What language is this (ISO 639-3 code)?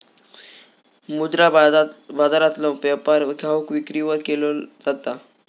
mar